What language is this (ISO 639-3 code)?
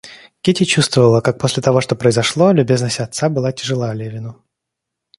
rus